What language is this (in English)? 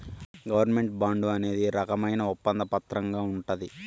Telugu